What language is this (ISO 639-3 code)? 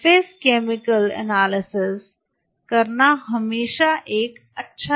hin